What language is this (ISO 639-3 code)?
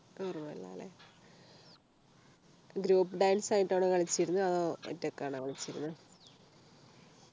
mal